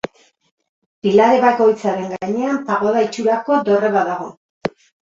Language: Basque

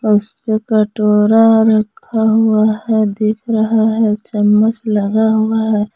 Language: Hindi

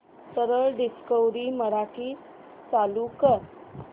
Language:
Marathi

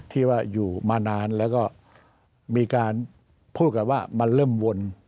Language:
Thai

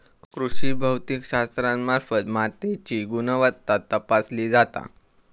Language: Marathi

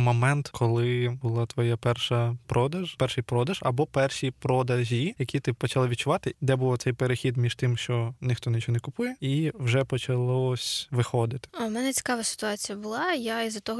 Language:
Ukrainian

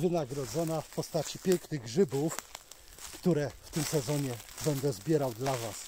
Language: Polish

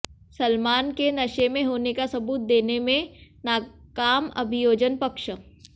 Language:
Hindi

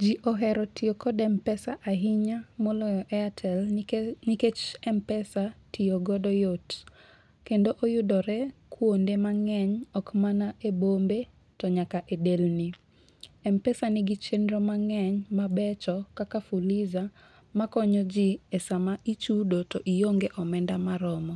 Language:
Luo (Kenya and Tanzania)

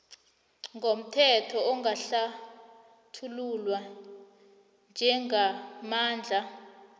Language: South Ndebele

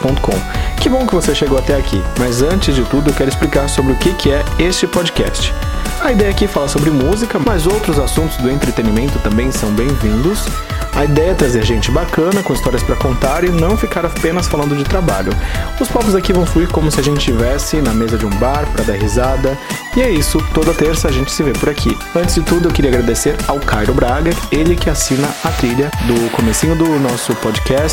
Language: Portuguese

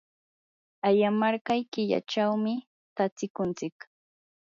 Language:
Yanahuanca Pasco Quechua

